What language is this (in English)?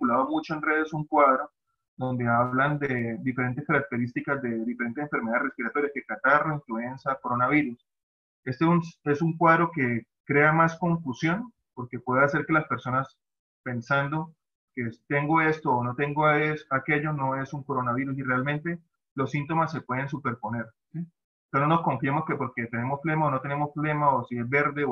Spanish